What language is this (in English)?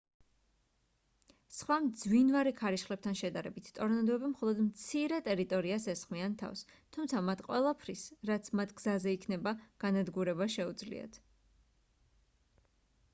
Georgian